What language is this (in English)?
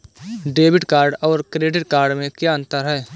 Hindi